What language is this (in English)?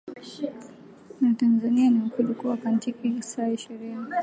Swahili